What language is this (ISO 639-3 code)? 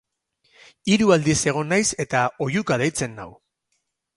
eus